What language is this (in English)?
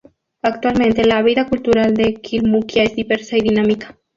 Spanish